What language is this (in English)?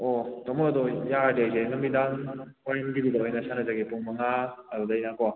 Manipuri